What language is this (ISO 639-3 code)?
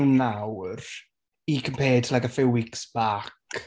cym